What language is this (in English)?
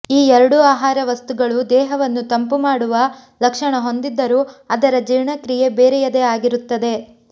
Kannada